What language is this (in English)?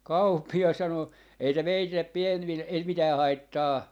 Finnish